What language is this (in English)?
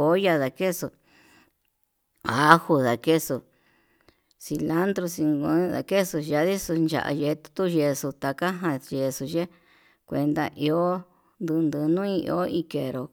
Yutanduchi Mixtec